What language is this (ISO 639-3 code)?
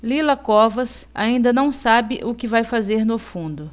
por